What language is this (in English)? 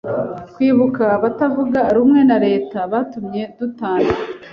Kinyarwanda